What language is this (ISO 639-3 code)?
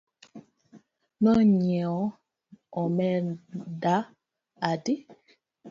luo